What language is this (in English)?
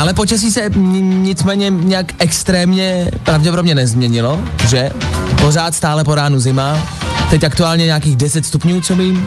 Czech